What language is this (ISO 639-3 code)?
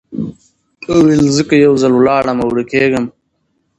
pus